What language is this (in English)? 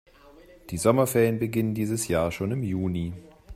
German